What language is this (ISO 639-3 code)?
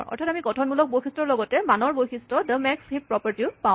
asm